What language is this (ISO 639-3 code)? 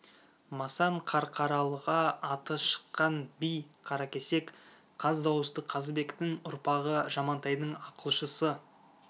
kaz